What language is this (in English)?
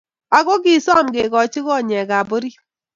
Kalenjin